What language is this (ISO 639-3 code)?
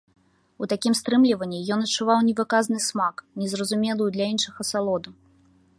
bel